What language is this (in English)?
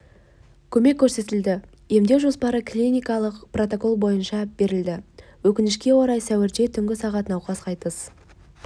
Kazakh